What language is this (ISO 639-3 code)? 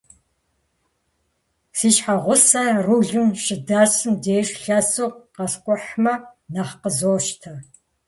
kbd